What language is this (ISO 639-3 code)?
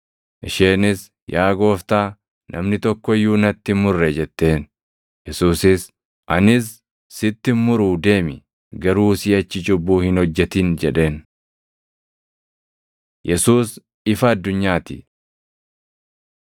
orm